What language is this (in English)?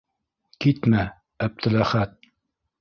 Bashkir